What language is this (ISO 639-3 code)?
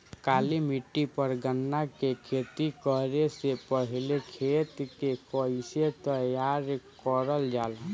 bho